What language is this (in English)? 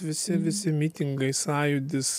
Lithuanian